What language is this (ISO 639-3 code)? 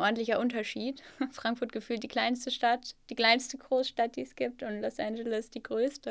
deu